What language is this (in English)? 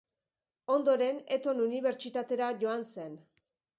Basque